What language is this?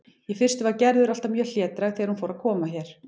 Icelandic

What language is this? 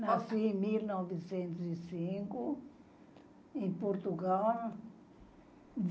Portuguese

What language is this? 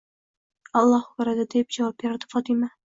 Uzbek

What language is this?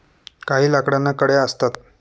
Marathi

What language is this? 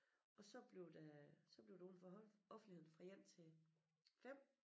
Danish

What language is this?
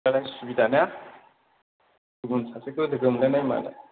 Bodo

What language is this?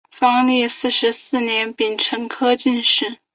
Chinese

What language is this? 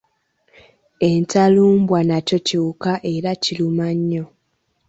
Ganda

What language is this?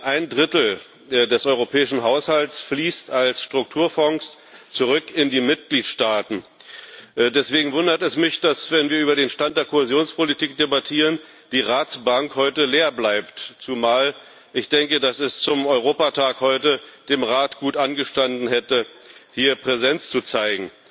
German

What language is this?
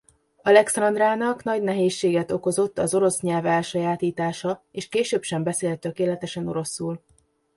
Hungarian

